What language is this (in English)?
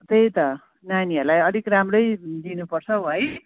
Nepali